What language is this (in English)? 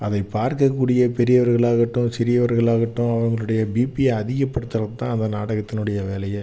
Tamil